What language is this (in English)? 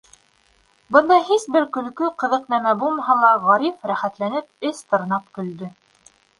Bashkir